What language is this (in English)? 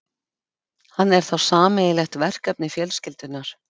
Icelandic